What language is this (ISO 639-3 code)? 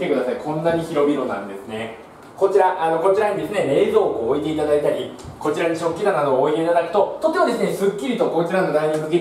jpn